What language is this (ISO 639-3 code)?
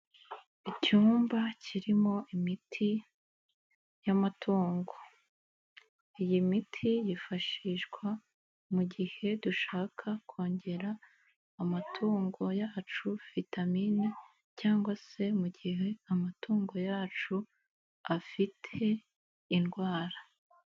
kin